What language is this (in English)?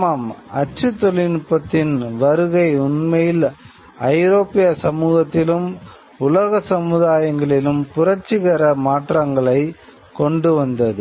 Tamil